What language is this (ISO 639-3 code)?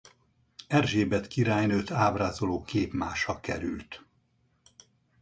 hun